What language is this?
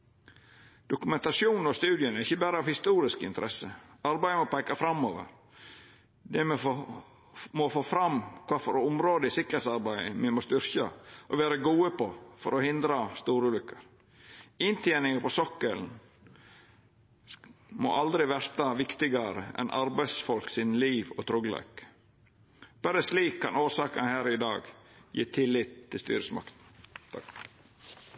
Norwegian Nynorsk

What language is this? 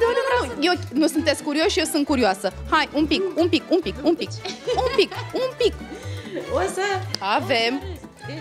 Romanian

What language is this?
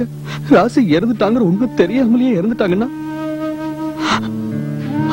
Hindi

